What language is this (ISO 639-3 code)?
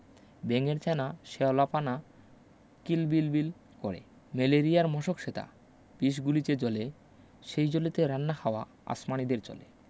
ben